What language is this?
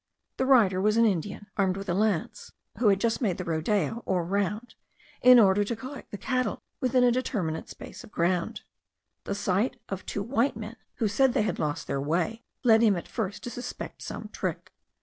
English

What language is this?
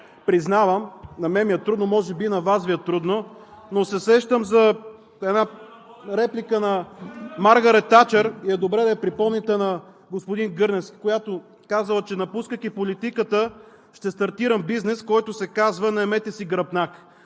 Bulgarian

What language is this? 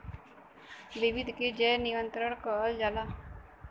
Bhojpuri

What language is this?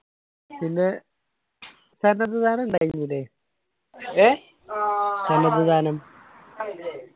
Malayalam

